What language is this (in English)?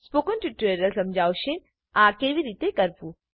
Gujarati